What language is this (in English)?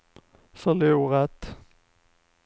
Swedish